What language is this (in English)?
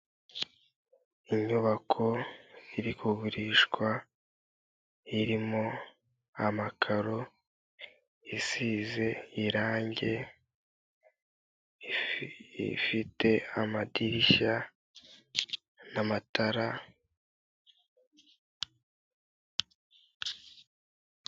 Kinyarwanda